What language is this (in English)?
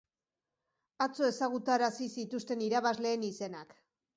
Basque